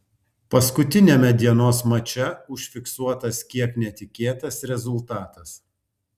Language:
Lithuanian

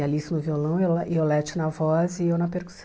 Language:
Portuguese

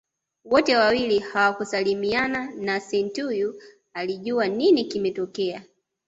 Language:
Swahili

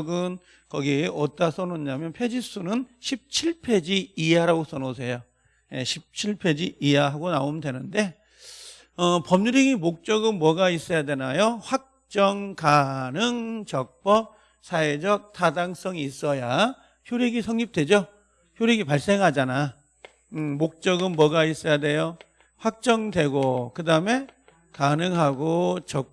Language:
Korean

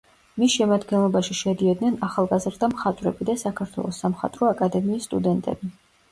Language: Georgian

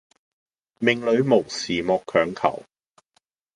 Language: Cantonese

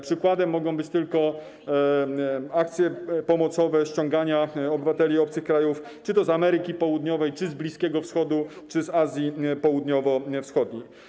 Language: Polish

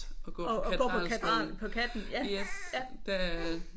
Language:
Danish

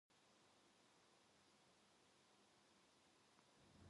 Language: Korean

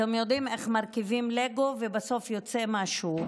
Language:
Hebrew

